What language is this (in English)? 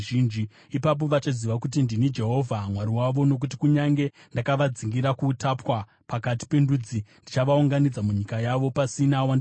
Shona